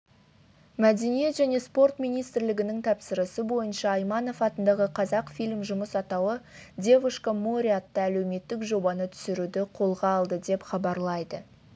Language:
Kazakh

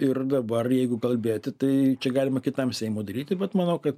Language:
Lithuanian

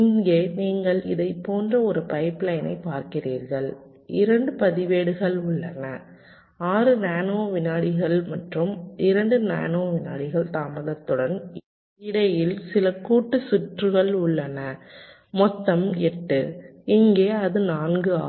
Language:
Tamil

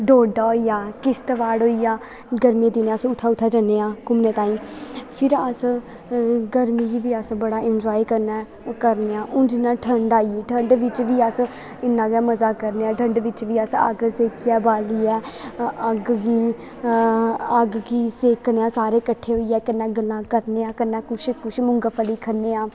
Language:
Dogri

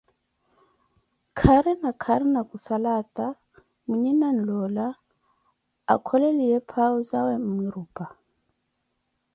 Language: Koti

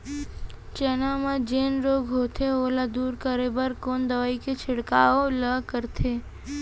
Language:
Chhattisgarhi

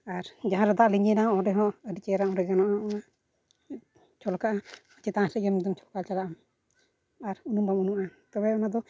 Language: Santali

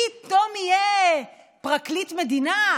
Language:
Hebrew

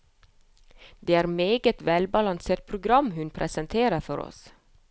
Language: Norwegian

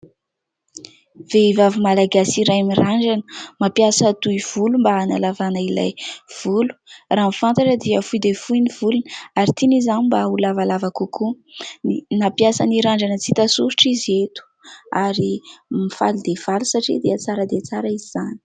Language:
Malagasy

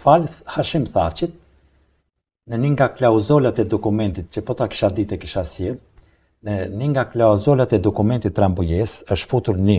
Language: Romanian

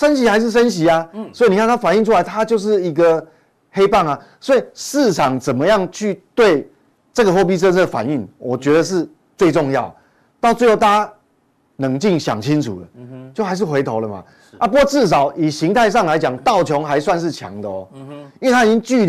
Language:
Chinese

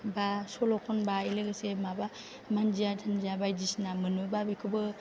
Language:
Bodo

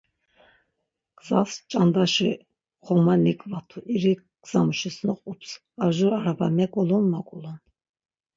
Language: Laz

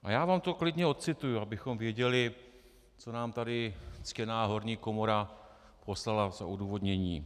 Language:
Czech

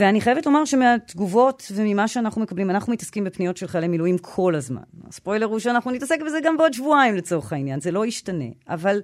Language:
Hebrew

